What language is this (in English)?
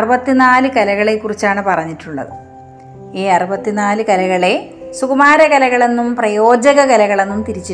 Malayalam